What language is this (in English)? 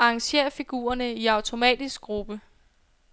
Danish